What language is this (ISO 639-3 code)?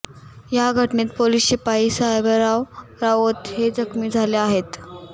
mar